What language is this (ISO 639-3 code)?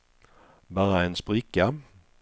swe